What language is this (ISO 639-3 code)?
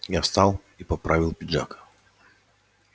rus